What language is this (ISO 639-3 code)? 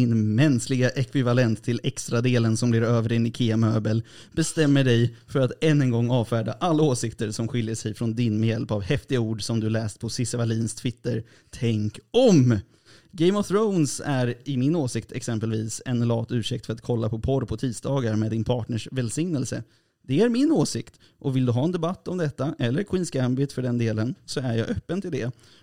swe